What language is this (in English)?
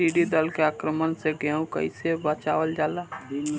Bhojpuri